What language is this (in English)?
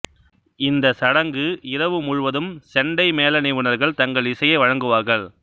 Tamil